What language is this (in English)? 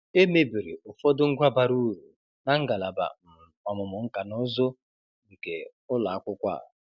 Igbo